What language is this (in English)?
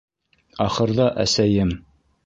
Bashkir